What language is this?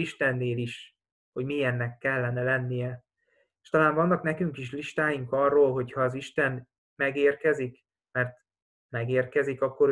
Hungarian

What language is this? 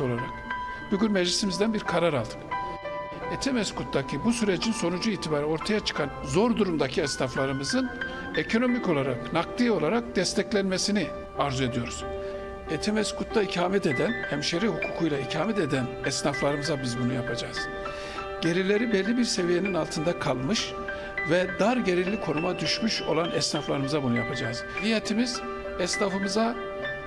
Turkish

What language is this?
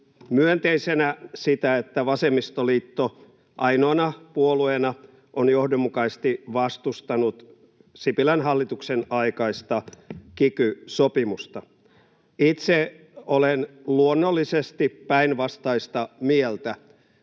Finnish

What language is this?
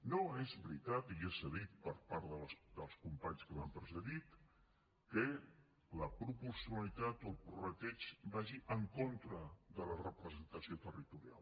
Catalan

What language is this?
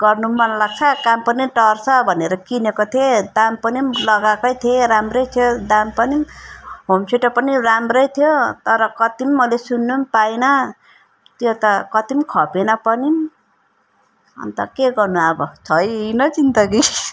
Nepali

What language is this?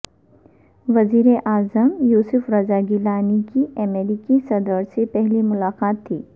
Urdu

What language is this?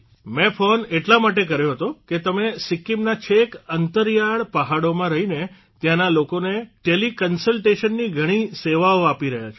Gujarati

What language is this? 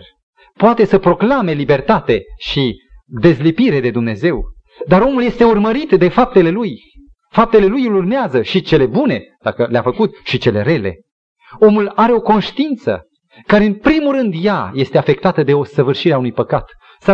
Romanian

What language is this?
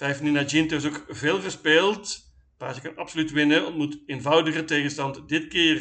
Dutch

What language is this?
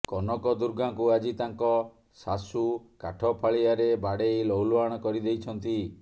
Odia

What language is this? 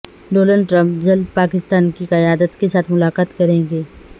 Urdu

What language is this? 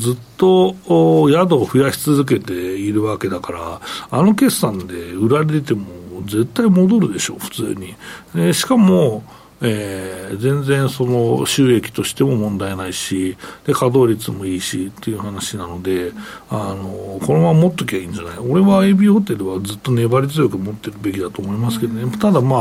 Japanese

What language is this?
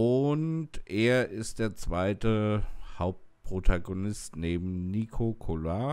German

